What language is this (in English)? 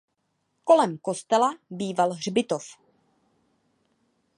Czech